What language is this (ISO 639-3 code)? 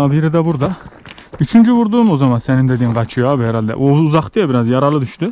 tur